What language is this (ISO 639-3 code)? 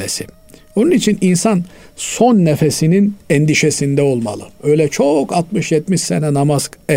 tur